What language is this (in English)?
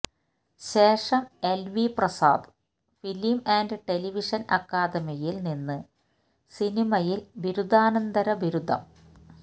Malayalam